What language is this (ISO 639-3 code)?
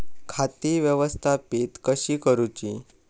mar